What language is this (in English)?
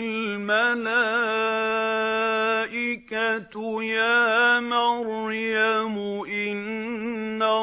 Arabic